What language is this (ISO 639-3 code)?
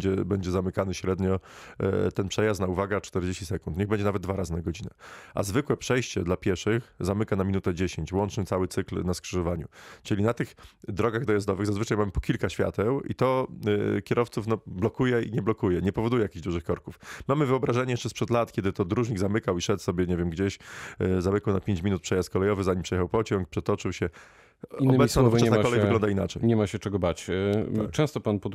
pol